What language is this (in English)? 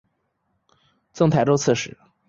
Chinese